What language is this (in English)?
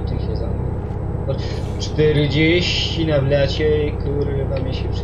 Polish